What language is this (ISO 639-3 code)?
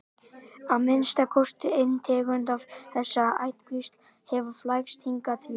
isl